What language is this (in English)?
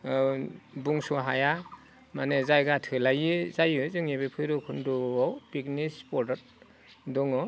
Bodo